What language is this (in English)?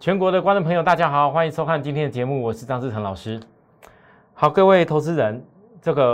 Chinese